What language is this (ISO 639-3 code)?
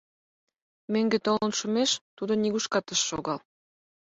chm